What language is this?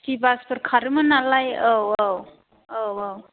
Bodo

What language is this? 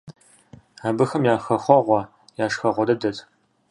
Kabardian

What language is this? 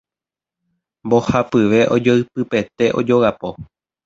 Guarani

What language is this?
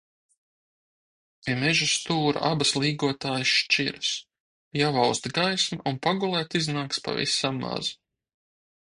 Latvian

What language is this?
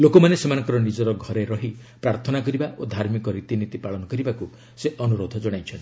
Odia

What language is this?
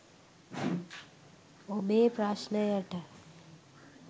Sinhala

